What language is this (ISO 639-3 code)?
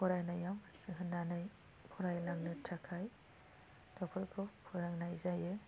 brx